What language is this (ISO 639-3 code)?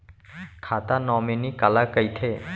hne